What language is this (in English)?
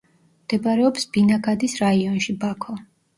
Georgian